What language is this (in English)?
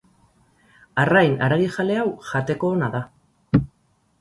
Basque